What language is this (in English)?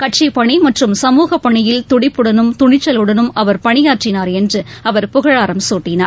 Tamil